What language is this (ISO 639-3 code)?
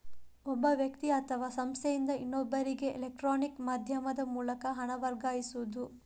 kan